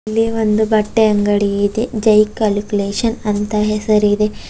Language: Kannada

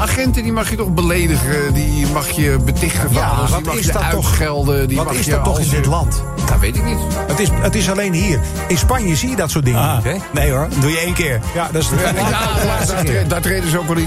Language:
Dutch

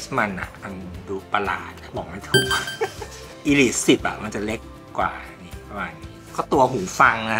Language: Thai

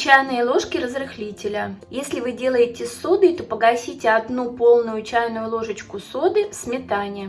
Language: Russian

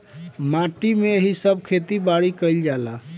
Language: Bhojpuri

